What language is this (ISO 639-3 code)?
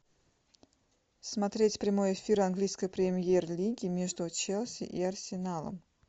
rus